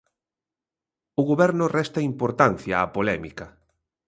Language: Galician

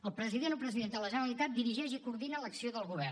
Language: Catalan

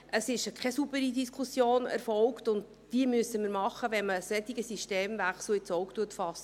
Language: Swiss German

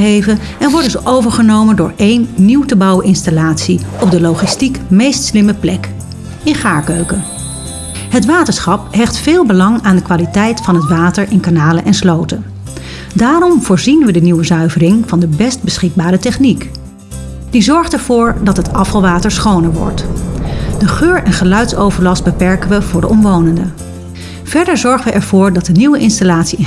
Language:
Dutch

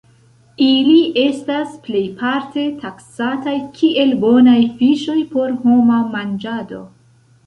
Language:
Esperanto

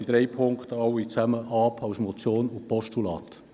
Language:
Swiss German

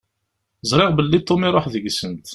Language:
Kabyle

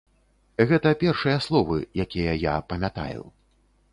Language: Belarusian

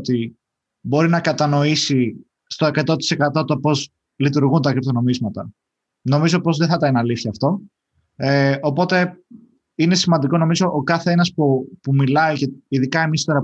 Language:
Greek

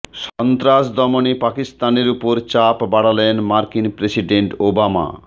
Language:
Bangla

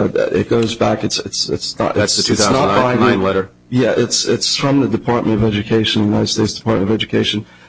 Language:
English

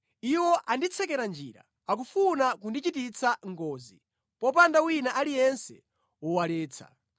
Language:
Nyanja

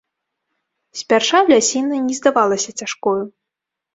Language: Belarusian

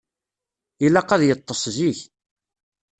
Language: Kabyle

